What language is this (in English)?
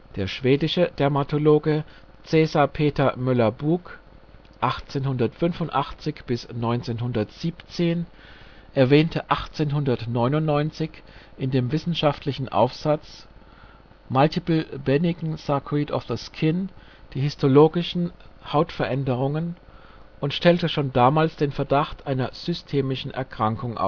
German